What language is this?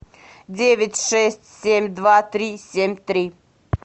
Russian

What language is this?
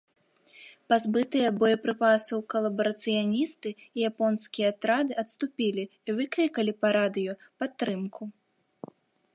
Belarusian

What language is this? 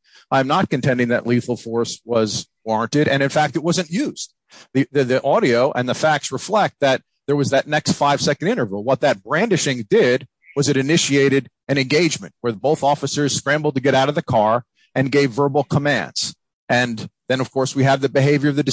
English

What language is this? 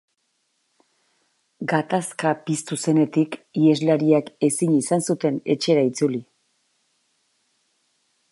Basque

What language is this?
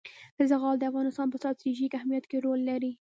Pashto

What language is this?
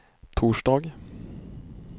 Swedish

